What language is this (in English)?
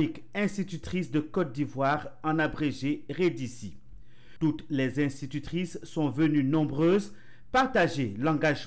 French